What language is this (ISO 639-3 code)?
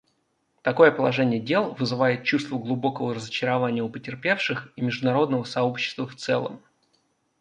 rus